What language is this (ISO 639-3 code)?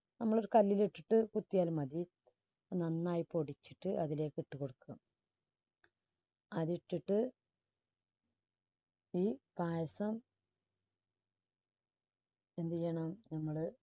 mal